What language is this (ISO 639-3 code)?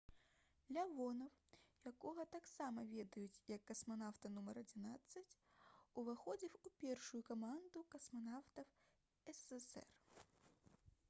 bel